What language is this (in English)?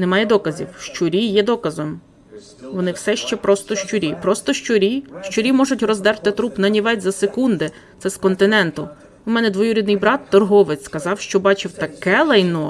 Ukrainian